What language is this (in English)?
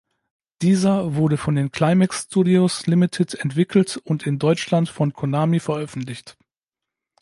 German